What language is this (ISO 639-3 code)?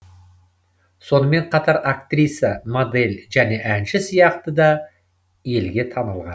kaz